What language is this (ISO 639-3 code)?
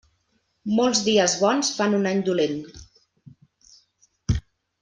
cat